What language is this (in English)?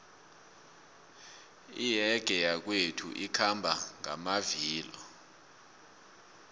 South Ndebele